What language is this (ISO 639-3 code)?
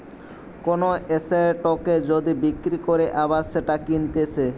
ben